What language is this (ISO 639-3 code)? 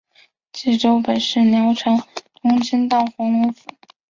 zho